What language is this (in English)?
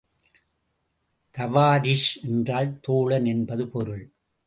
Tamil